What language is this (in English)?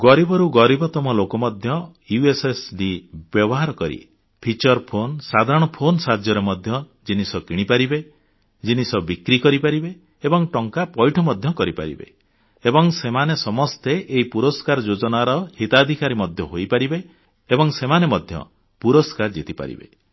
Odia